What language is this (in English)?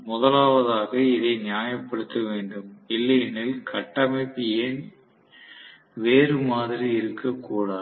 Tamil